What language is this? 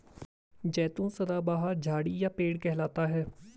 Hindi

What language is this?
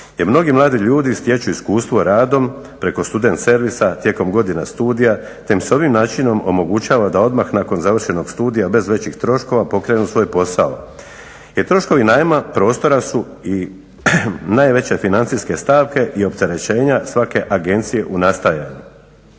Croatian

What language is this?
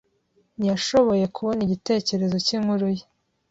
Kinyarwanda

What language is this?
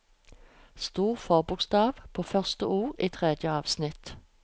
Norwegian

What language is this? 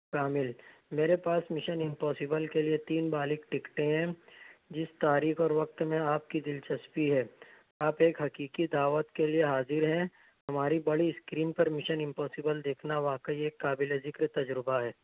Urdu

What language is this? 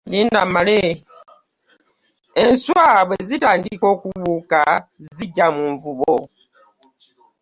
Ganda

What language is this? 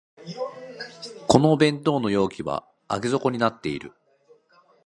Japanese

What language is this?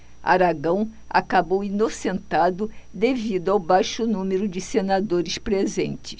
Portuguese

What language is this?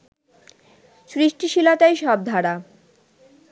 Bangla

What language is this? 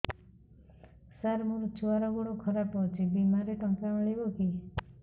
Odia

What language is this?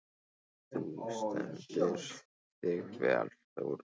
Icelandic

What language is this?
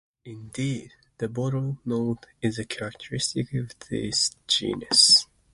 English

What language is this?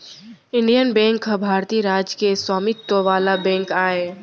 Chhattisgarhi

